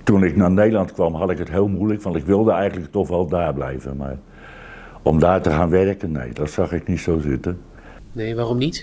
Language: Dutch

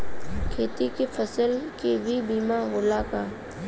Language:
Bhojpuri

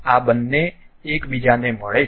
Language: Gujarati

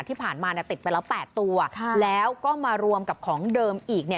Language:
Thai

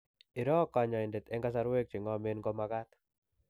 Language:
Kalenjin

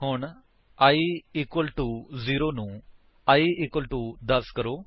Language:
Punjabi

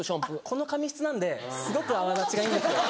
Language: Japanese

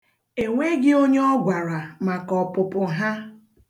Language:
Igbo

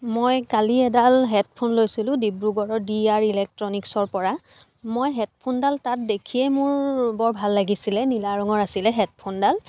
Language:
Assamese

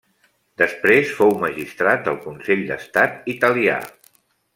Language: Catalan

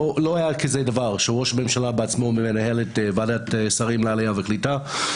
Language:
Hebrew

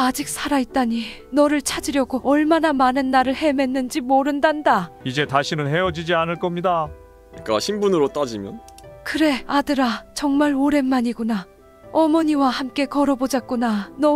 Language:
Korean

